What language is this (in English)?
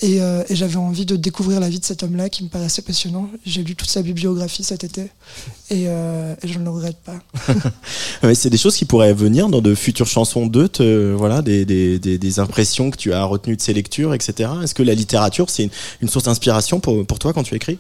French